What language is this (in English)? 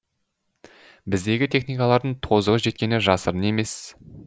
Kazakh